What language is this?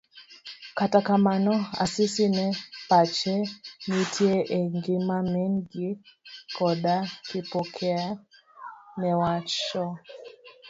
Luo (Kenya and Tanzania)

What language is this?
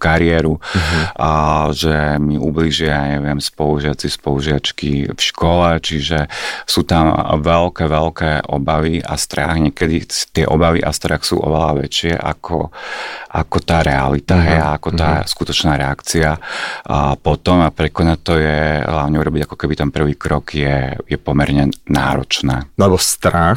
Slovak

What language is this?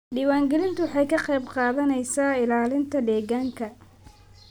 Somali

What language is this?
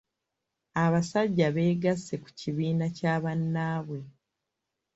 Ganda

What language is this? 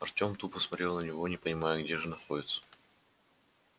Russian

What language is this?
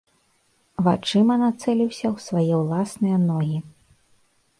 Belarusian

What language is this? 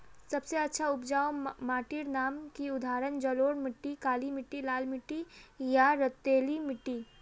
Magahi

